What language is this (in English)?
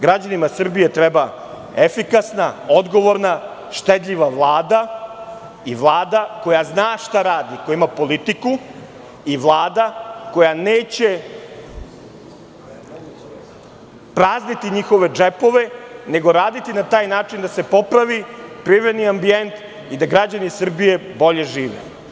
Serbian